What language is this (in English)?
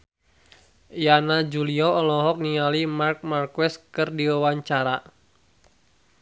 Sundanese